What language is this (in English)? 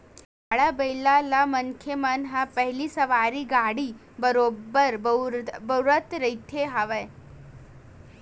Chhattisgarhi